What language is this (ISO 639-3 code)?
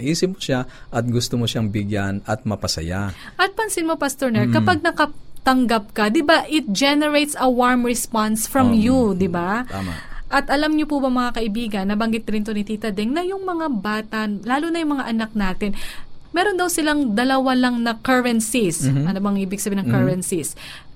fil